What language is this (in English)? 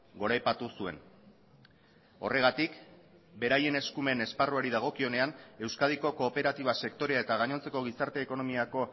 Basque